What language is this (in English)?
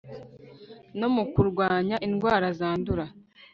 Kinyarwanda